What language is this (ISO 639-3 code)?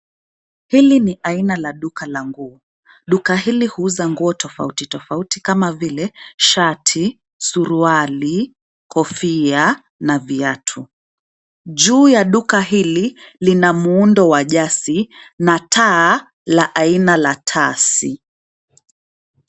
swa